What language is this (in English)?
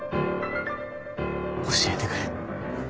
Japanese